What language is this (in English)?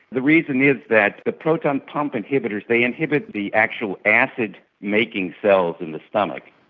English